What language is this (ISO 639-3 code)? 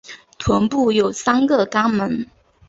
zho